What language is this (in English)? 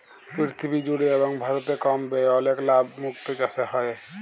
Bangla